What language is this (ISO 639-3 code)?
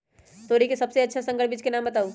mag